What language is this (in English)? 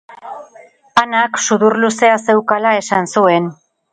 Basque